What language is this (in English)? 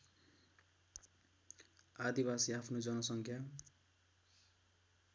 Nepali